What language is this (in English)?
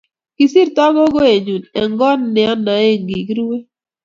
Kalenjin